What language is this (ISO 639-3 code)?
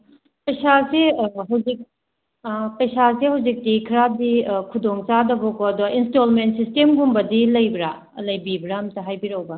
mni